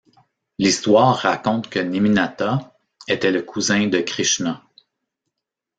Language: French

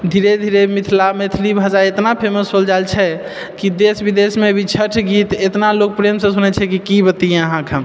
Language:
Maithili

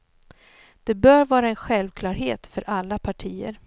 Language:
Swedish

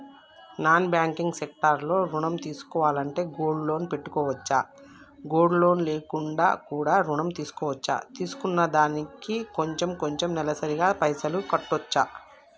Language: Telugu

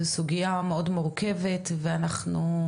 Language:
Hebrew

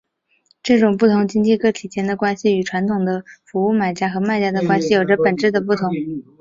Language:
Chinese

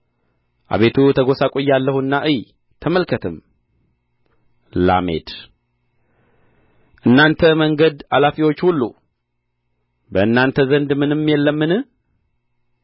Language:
Amharic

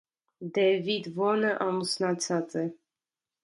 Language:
Armenian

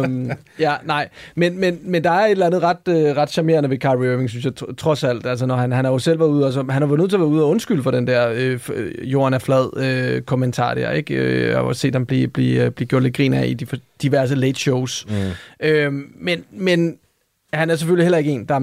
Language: Danish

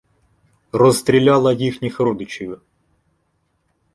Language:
Ukrainian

